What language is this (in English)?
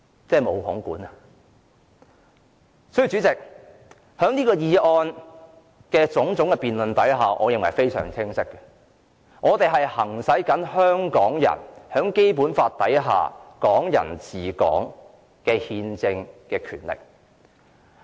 Cantonese